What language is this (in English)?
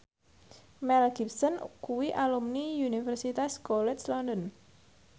Javanese